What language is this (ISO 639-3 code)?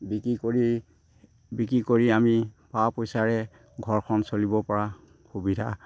asm